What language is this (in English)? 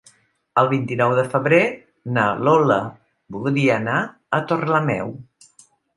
Catalan